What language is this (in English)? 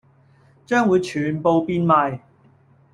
Cantonese